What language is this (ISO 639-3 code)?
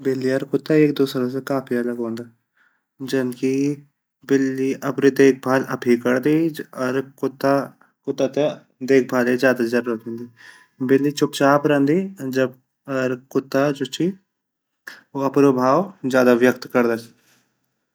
gbm